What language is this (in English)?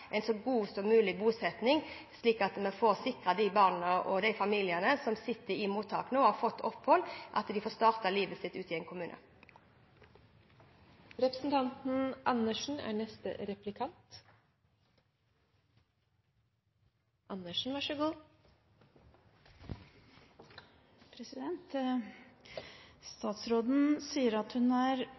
Norwegian Bokmål